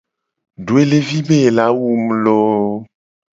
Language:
Gen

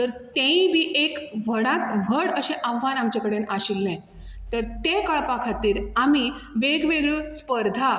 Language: Konkani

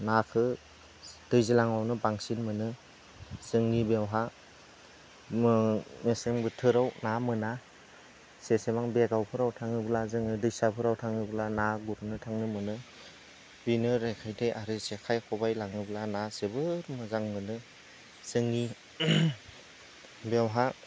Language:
Bodo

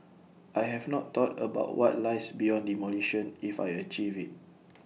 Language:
English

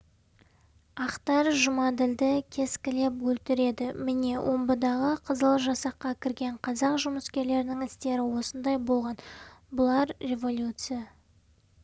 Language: Kazakh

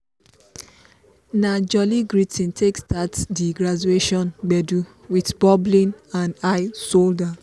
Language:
Nigerian Pidgin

